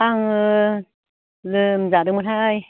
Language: Bodo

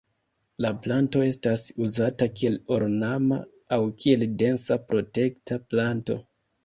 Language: Esperanto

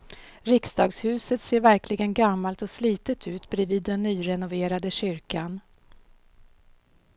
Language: Swedish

